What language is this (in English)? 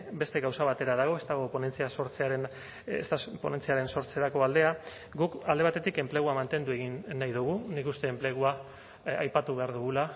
Basque